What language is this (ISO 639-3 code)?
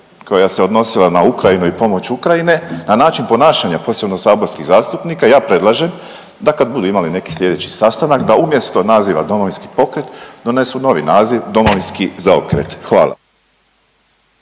hrv